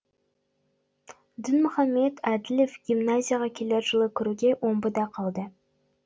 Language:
Kazakh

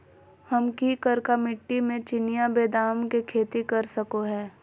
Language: Magahi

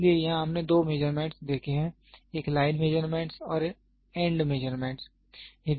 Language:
Hindi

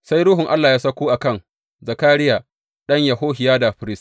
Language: Hausa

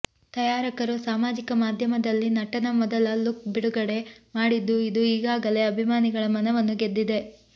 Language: Kannada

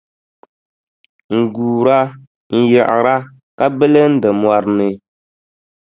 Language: Dagbani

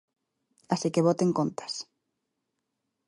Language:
Galician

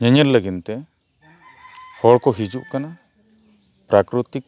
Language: Santali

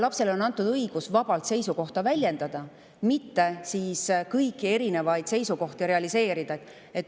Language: Estonian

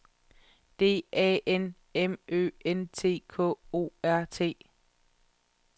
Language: Danish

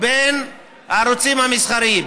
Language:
Hebrew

